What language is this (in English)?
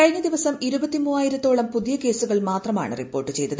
Malayalam